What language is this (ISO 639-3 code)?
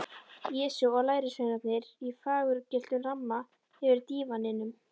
isl